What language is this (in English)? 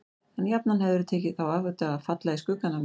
Icelandic